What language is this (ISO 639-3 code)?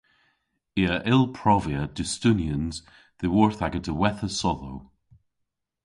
cor